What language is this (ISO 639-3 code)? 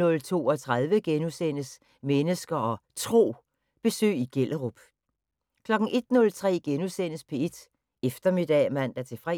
dan